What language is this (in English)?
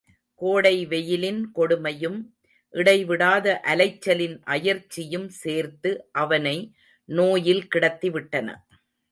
Tamil